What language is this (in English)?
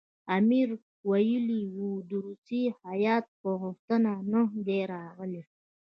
Pashto